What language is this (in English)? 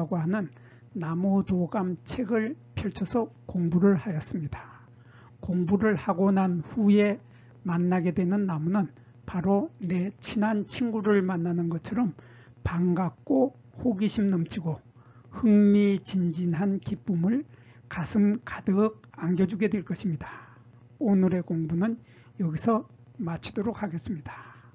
Korean